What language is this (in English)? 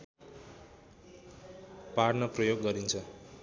Nepali